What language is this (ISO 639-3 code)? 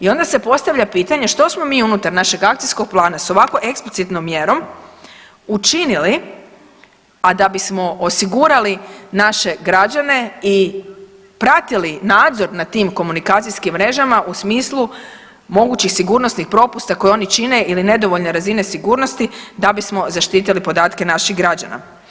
hrv